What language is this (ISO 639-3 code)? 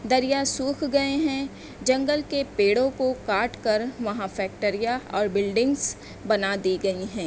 urd